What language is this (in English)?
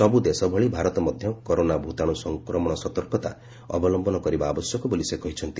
Odia